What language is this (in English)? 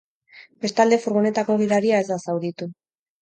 Basque